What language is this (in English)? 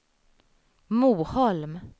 Swedish